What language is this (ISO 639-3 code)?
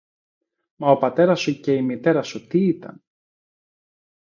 ell